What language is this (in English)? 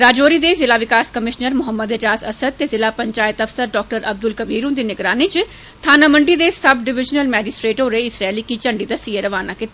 Dogri